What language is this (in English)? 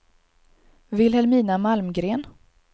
Swedish